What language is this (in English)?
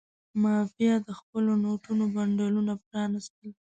Pashto